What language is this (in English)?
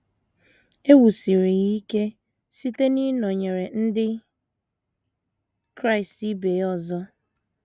Igbo